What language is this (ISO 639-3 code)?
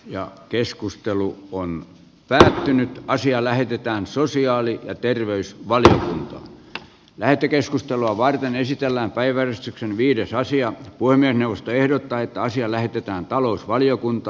fin